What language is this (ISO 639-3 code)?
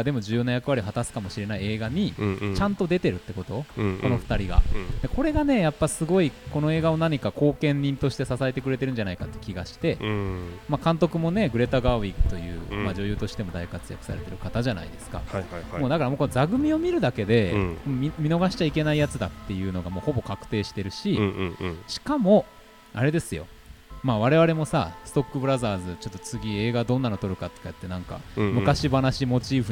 jpn